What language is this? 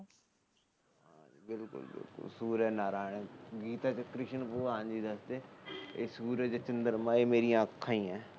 Punjabi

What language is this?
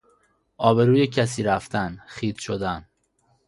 Persian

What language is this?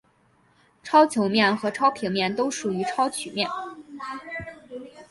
Chinese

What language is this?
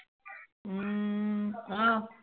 Assamese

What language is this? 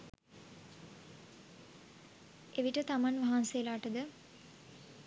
Sinhala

